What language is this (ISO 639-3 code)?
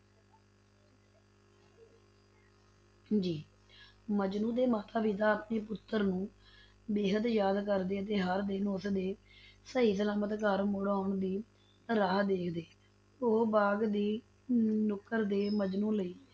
pan